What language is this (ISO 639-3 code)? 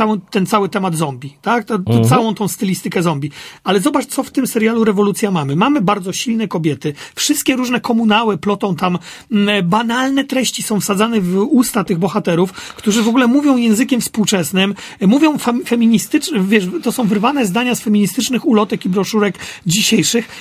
pol